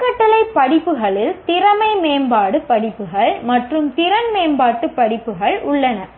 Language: Tamil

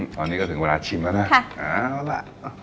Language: Thai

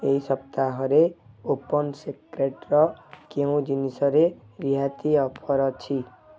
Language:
Odia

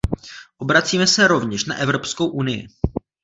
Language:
Czech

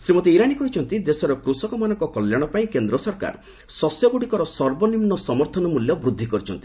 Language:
Odia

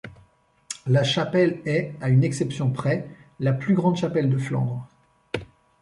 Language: French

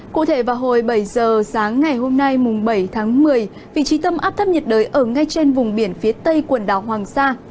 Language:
Vietnamese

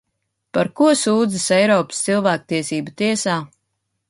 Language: Latvian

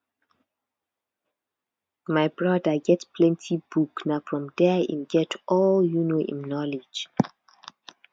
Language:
Nigerian Pidgin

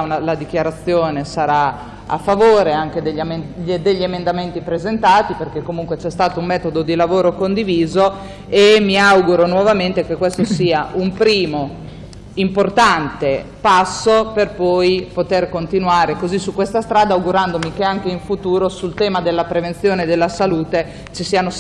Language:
Italian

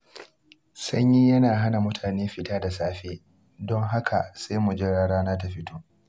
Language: Hausa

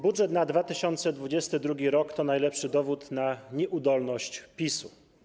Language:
Polish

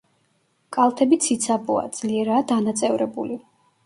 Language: Georgian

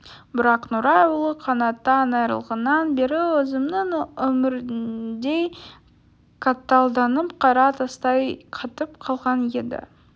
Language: Kazakh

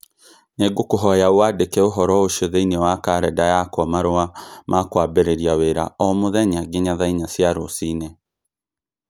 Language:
Kikuyu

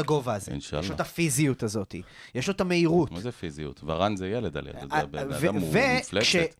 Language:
Hebrew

